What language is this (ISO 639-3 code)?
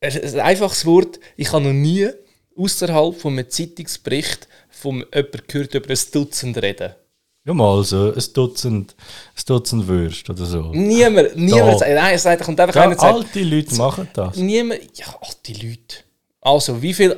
deu